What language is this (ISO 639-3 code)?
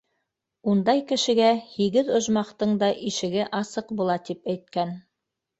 bak